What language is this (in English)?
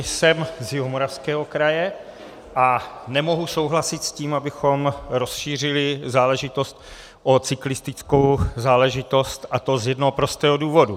Czech